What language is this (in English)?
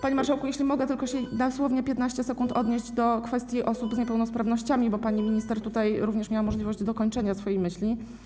Polish